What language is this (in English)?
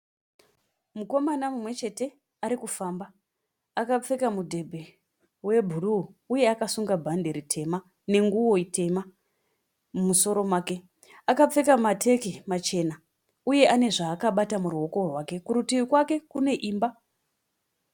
Shona